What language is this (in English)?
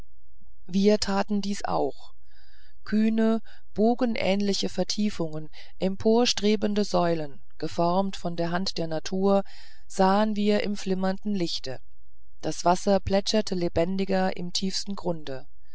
German